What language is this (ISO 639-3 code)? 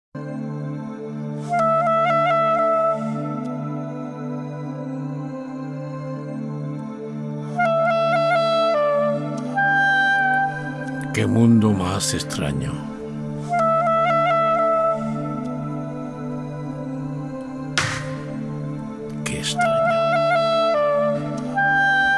spa